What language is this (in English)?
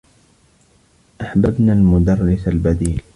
Arabic